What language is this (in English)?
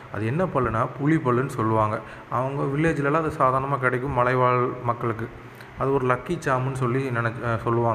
Tamil